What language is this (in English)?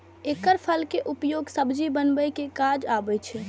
Maithili